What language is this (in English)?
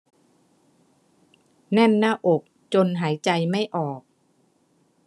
Thai